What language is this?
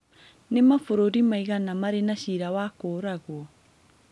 Kikuyu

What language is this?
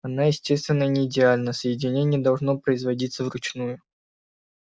Russian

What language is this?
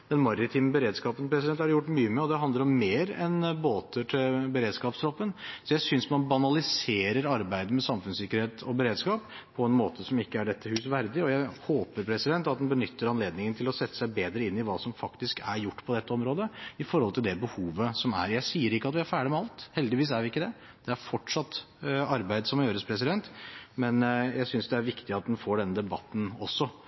Norwegian Bokmål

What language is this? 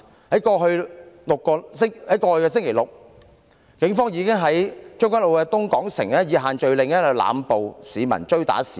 Cantonese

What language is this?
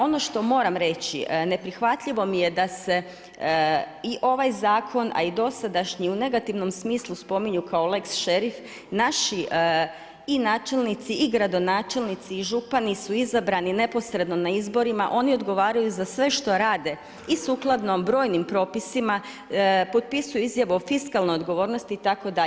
Croatian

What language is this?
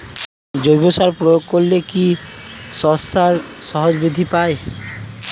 Bangla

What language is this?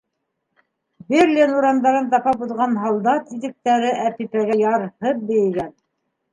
Bashkir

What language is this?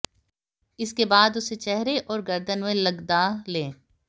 Hindi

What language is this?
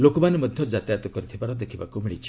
Odia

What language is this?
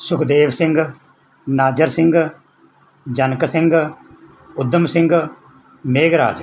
Punjabi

